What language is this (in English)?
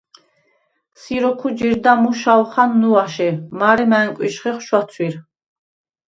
Svan